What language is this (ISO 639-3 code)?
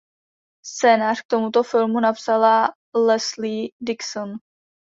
ces